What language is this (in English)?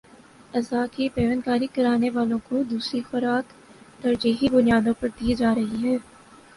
Urdu